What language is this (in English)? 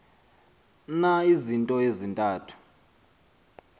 Xhosa